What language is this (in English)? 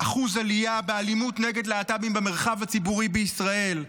Hebrew